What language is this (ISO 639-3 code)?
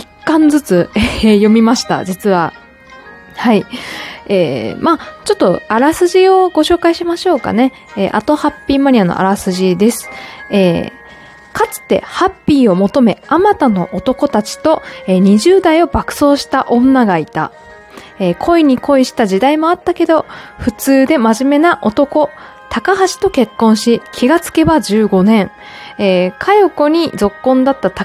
jpn